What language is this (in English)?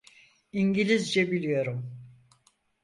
Turkish